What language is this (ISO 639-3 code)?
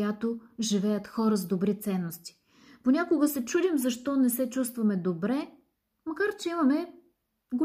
bul